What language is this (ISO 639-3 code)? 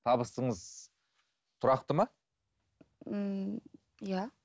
kaz